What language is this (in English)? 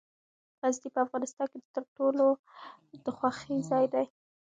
Pashto